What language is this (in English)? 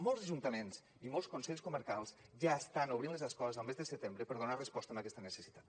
Catalan